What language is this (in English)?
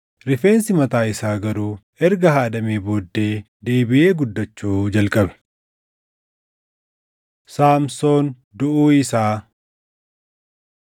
Oromo